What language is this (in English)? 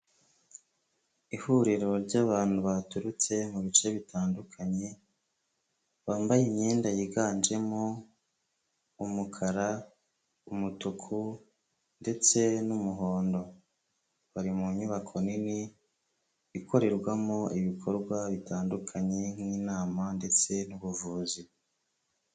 Kinyarwanda